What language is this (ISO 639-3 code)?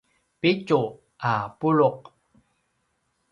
pwn